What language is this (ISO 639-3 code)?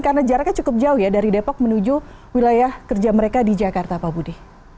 ind